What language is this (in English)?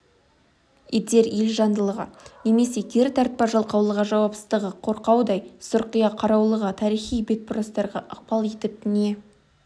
Kazakh